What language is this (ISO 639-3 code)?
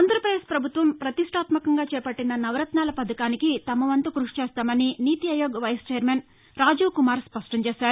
tel